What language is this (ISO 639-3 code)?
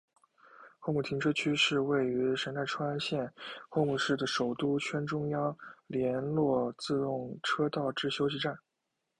zho